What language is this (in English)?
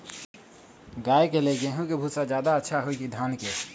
Magahi